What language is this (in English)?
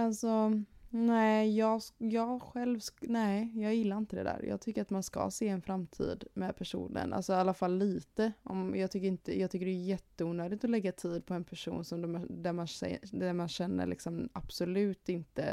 Swedish